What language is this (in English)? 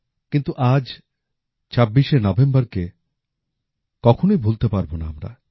Bangla